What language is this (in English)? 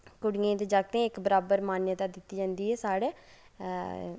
Dogri